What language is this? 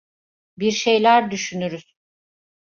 Turkish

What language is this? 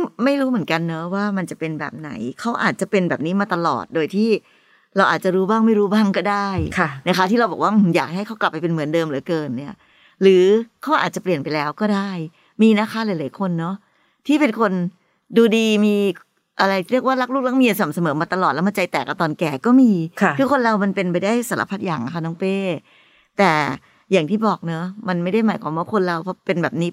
Thai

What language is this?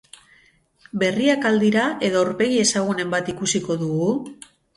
Basque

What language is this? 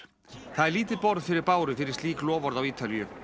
Icelandic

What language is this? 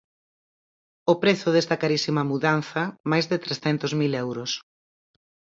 Galician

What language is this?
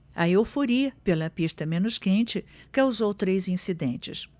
Portuguese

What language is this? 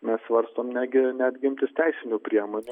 Lithuanian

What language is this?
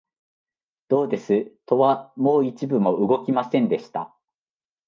Japanese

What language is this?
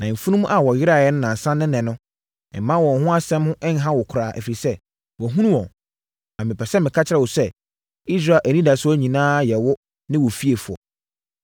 Akan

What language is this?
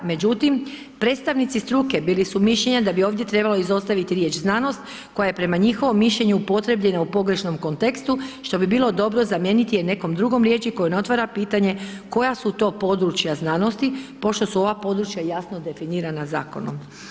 Croatian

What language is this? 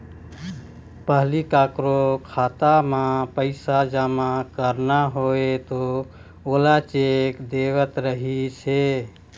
Chhattisgarhi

